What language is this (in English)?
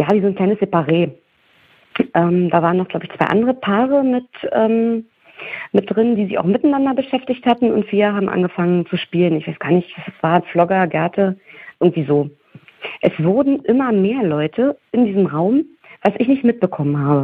German